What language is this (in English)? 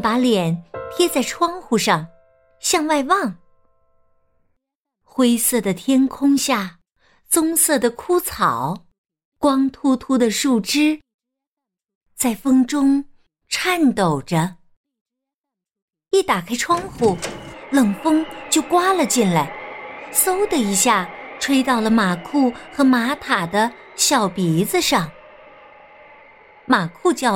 Chinese